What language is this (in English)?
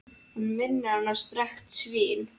Icelandic